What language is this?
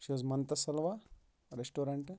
Kashmiri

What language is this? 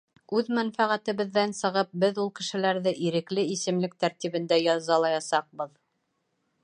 Bashkir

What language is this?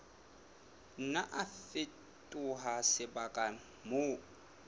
Southern Sotho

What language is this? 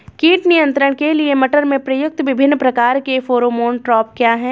Hindi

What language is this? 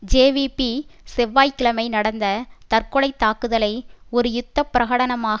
Tamil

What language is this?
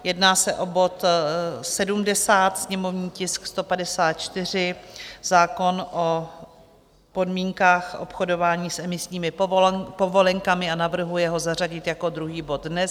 Czech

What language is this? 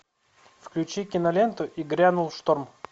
Russian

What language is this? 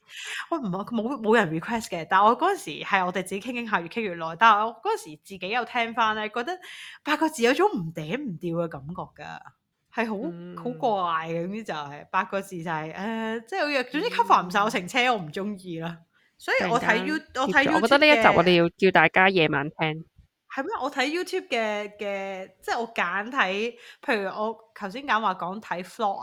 Chinese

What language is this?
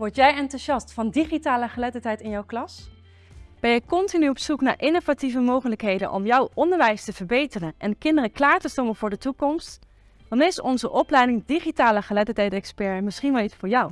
Dutch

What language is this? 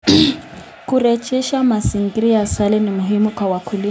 Kalenjin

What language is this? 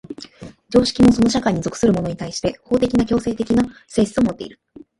Japanese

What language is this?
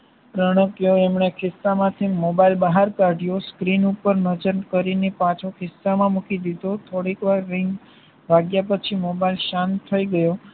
Gujarati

